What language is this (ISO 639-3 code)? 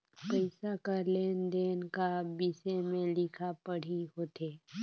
hne